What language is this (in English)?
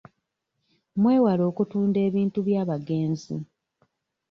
Ganda